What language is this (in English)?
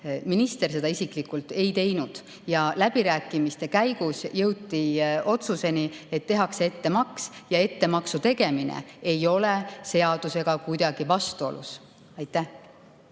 Estonian